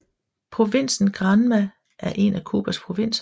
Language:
Danish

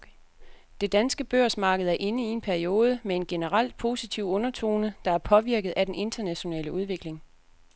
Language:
Danish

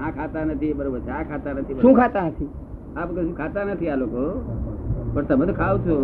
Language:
Gujarati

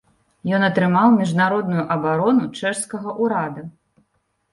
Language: Belarusian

